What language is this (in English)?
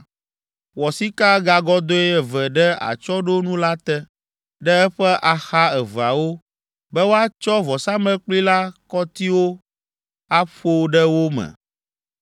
Ewe